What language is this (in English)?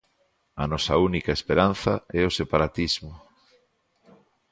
Galician